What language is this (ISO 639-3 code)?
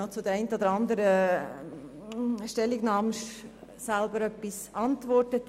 gsw